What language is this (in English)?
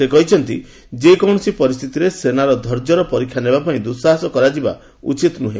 Odia